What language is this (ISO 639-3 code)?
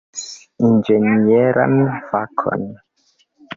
epo